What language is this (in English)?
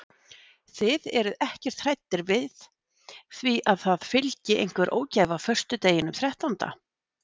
Icelandic